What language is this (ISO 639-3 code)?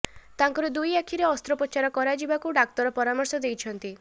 ori